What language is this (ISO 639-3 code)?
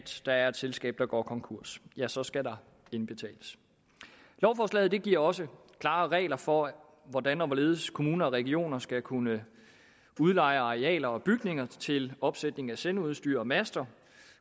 dan